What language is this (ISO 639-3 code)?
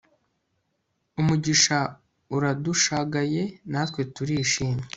kin